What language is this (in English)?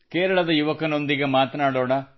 Kannada